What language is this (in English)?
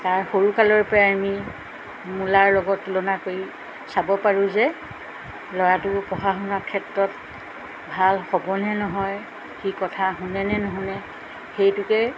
Assamese